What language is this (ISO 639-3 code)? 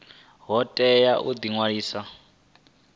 ven